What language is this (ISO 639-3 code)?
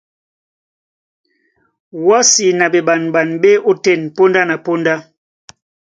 dua